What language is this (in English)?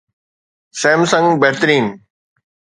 Sindhi